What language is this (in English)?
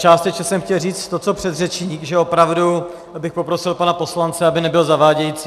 Czech